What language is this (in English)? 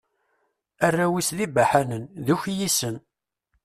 Kabyle